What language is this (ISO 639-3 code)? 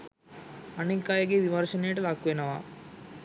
sin